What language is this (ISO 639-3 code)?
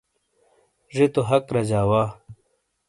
scl